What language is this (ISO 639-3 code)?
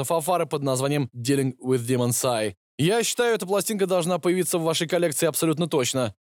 rus